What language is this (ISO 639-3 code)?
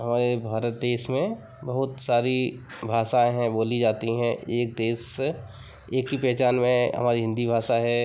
hin